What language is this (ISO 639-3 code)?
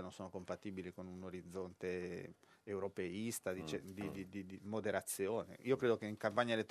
ita